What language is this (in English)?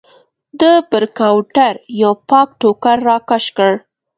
Pashto